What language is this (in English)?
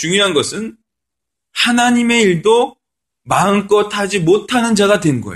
Korean